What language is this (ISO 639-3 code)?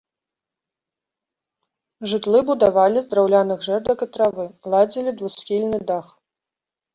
bel